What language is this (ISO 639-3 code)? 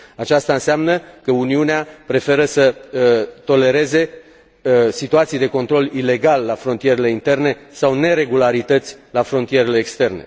ron